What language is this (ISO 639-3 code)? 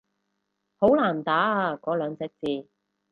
yue